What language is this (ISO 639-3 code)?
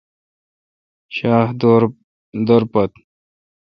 xka